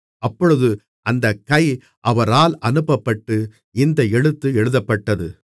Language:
Tamil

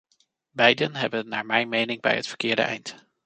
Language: Dutch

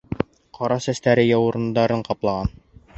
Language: Bashkir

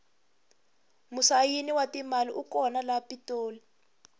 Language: Tsonga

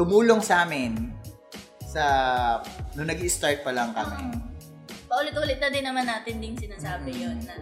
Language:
Filipino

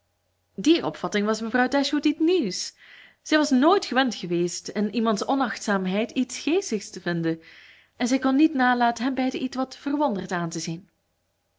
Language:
Dutch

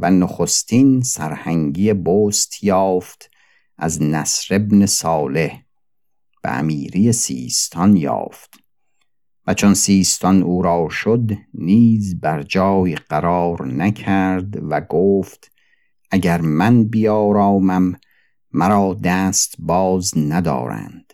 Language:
Persian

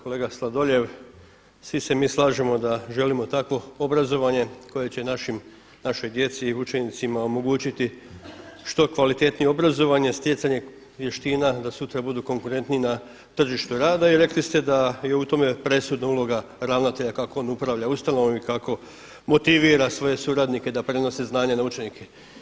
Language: Croatian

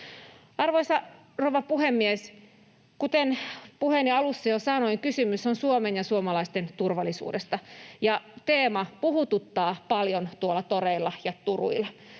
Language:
Finnish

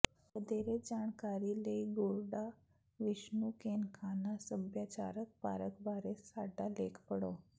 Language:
Punjabi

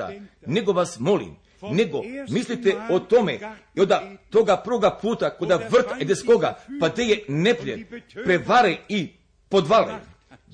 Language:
Croatian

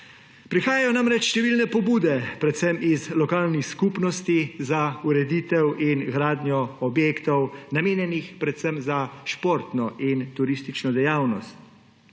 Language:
Slovenian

